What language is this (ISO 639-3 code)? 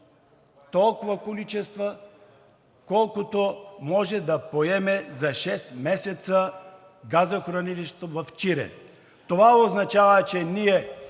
bul